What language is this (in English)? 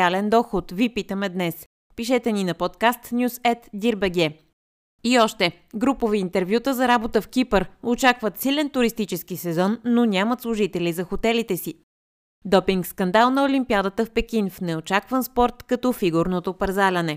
Bulgarian